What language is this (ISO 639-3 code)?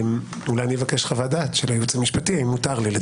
heb